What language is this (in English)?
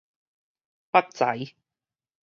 Min Nan Chinese